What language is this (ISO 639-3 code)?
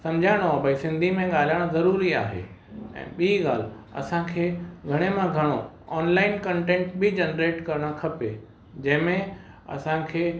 snd